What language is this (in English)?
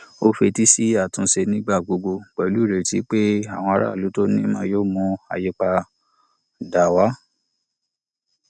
Yoruba